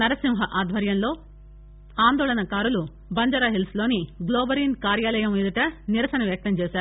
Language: Telugu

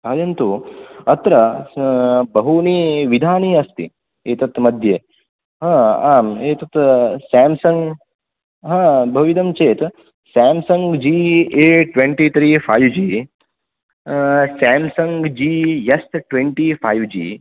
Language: Sanskrit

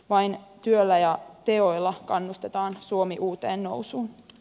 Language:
Finnish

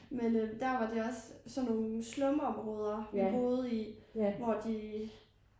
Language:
Danish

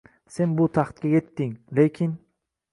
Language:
Uzbek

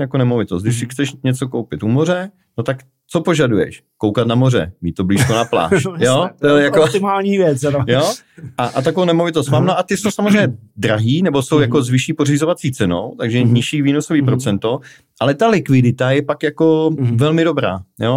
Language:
Czech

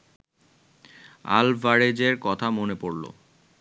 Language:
Bangla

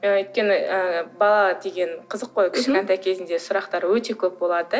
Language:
Kazakh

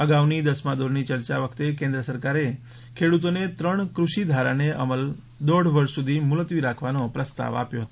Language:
Gujarati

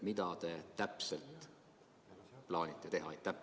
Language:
Estonian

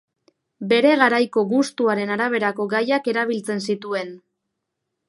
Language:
Basque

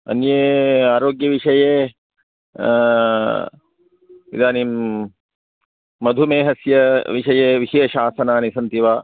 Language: Sanskrit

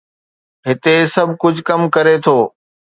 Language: Sindhi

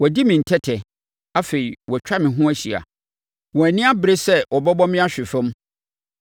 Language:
Akan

